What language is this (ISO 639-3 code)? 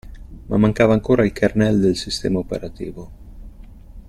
ita